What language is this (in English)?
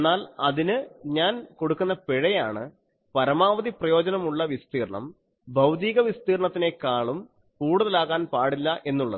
Malayalam